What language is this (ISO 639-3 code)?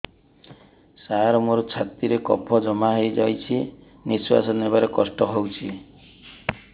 ori